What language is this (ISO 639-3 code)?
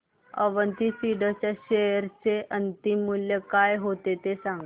mar